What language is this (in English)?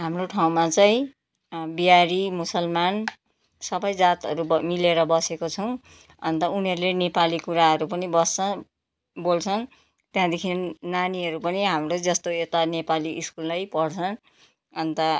Nepali